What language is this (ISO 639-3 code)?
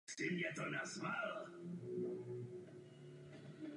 ces